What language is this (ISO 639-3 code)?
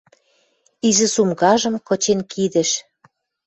mrj